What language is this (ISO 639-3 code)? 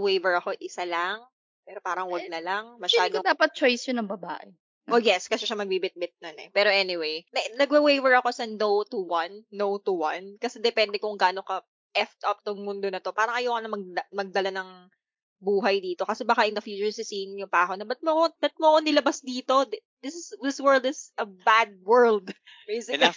fil